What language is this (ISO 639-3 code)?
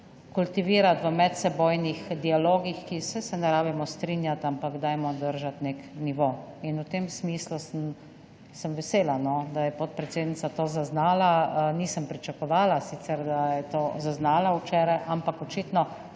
slv